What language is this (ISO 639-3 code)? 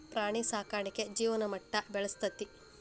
kan